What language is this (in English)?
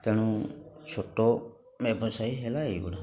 Odia